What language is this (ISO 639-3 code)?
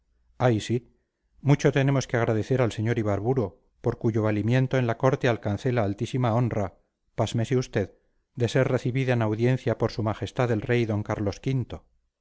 spa